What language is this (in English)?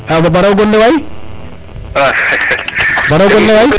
Serer